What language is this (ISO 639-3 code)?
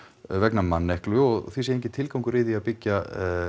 isl